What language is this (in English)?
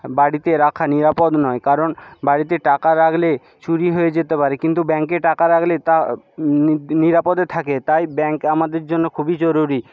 Bangla